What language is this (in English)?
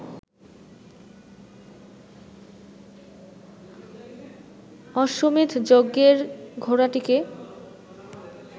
Bangla